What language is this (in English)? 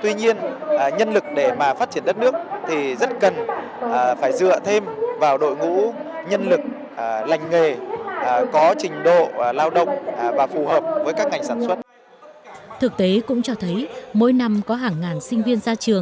Vietnamese